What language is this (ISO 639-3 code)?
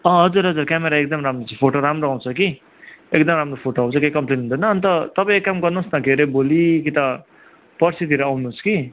nep